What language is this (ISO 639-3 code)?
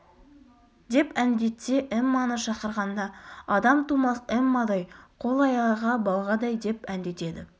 kaz